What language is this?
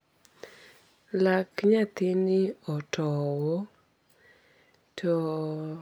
Luo (Kenya and Tanzania)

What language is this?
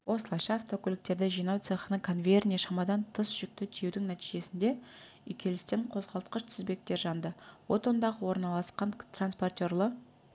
Kazakh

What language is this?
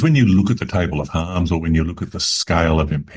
Indonesian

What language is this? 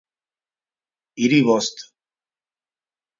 Basque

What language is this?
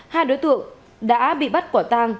Vietnamese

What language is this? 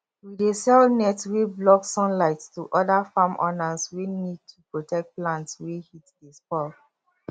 Nigerian Pidgin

